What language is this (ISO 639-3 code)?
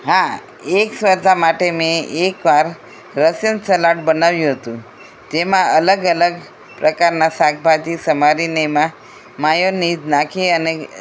guj